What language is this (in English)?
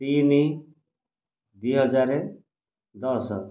Odia